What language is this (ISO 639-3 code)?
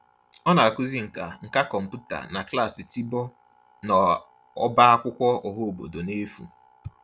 ibo